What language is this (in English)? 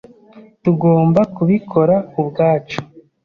Kinyarwanda